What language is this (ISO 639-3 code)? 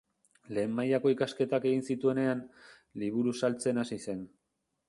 eus